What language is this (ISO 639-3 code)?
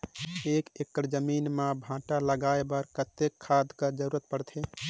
hne